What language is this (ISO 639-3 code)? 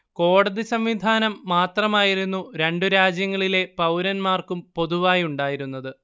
mal